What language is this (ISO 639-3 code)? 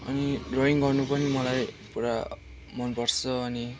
nep